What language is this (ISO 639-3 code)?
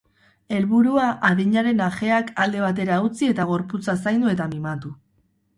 eus